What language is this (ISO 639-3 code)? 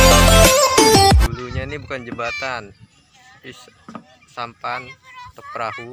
ind